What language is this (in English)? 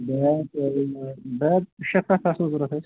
Kashmiri